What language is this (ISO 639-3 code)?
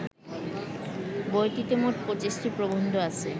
ben